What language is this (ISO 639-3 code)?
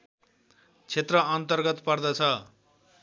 nep